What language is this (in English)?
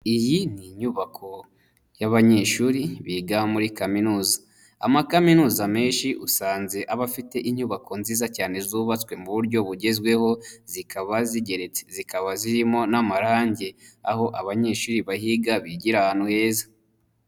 Kinyarwanda